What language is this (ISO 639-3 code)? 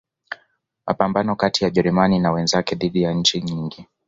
swa